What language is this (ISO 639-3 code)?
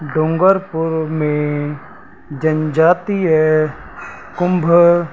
snd